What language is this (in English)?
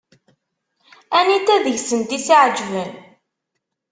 Kabyle